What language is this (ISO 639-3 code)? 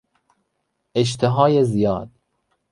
fas